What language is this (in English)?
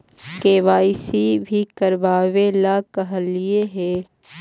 Magahi